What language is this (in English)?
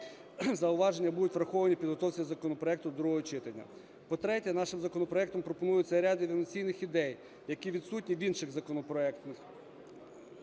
Ukrainian